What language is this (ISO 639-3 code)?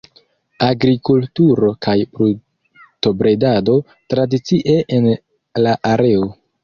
epo